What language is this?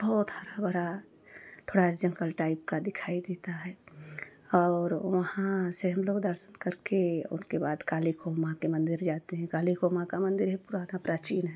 Hindi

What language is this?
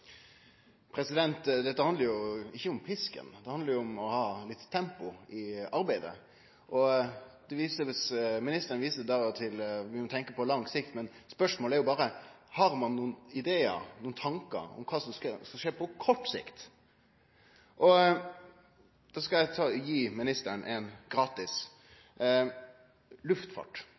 Norwegian Nynorsk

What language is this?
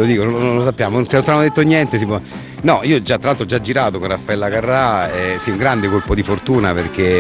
Italian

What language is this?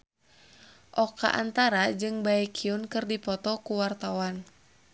Sundanese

